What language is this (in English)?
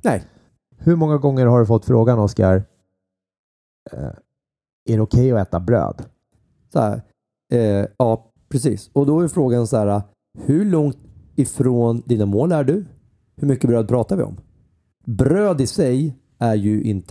Swedish